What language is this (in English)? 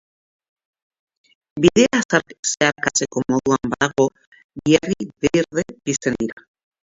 Basque